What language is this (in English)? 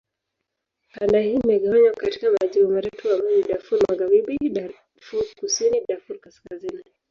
Swahili